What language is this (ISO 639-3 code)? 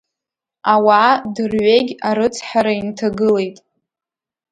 abk